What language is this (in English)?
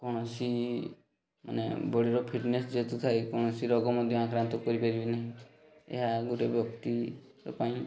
Odia